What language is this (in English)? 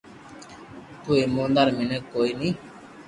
Loarki